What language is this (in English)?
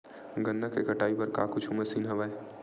Chhattisgarhi